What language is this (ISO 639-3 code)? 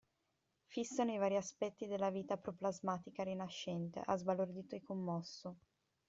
ita